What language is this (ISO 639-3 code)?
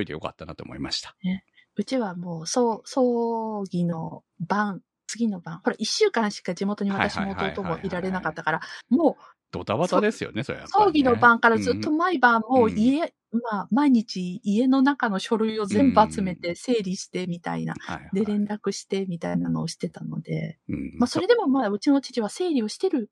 jpn